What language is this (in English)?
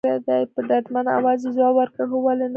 Pashto